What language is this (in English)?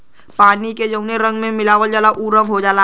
Bhojpuri